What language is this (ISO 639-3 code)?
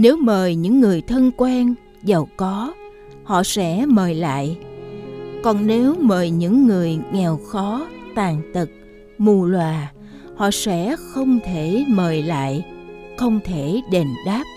vie